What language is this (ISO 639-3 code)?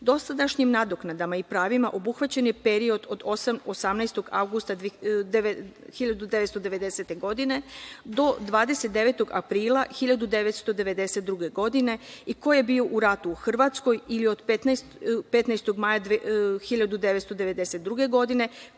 srp